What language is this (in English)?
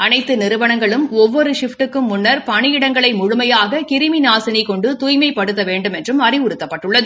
Tamil